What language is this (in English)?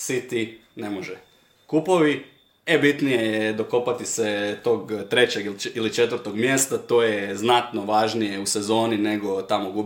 Croatian